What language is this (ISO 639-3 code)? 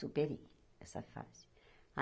por